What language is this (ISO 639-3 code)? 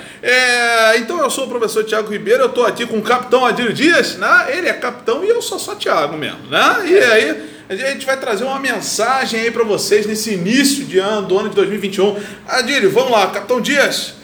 por